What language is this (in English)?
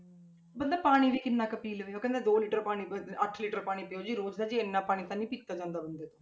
Punjabi